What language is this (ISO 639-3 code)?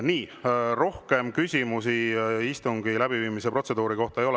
est